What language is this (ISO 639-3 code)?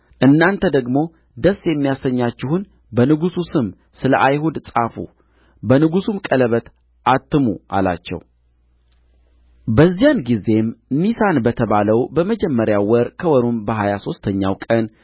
amh